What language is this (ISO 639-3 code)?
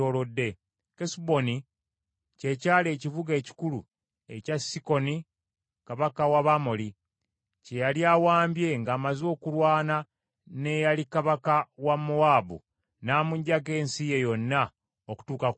lug